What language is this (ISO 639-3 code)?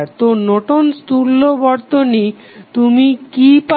ben